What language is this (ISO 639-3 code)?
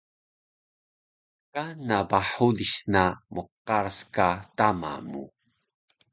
trv